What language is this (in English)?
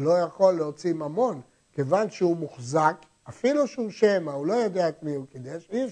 Hebrew